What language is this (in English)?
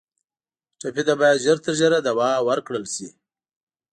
Pashto